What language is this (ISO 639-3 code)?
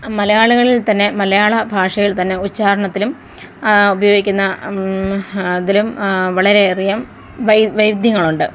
mal